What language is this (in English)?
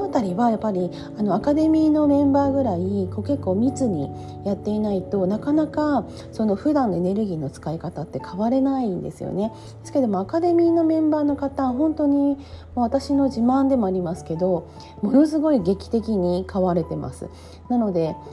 Japanese